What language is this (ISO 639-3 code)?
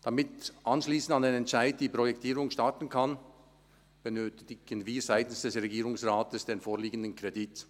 gsw